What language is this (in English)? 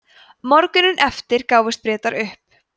Icelandic